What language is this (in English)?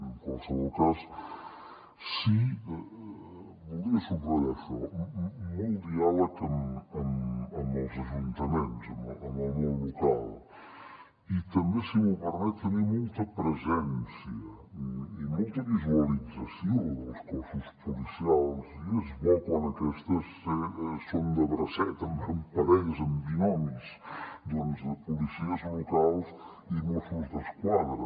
Catalan